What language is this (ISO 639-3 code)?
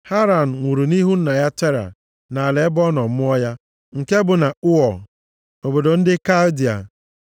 ibo